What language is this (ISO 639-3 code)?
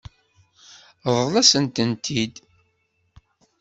kab